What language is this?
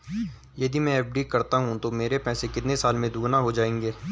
Hindi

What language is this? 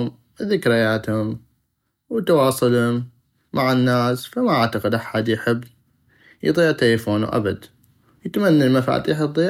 North Mesopotamian Arabic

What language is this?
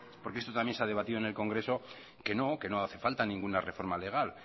Spanish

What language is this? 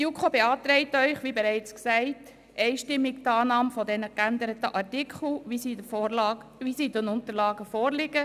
Swiss German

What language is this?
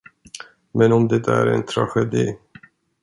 Swedish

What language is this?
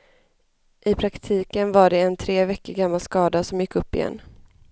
Swedish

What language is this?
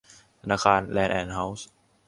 Thai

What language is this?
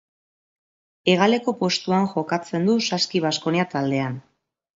Basque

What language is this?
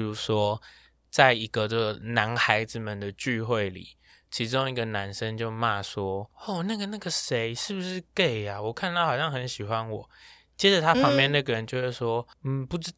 Chinese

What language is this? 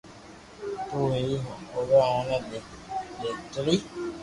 Loarki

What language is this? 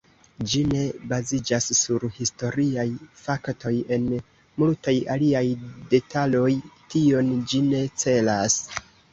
Esperanto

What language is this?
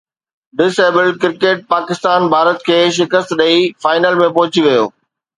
Sindhi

